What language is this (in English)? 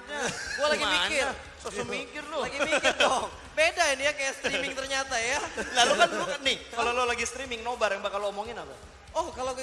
Indonesian